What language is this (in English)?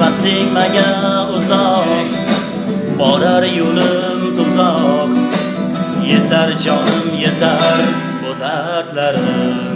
Turkish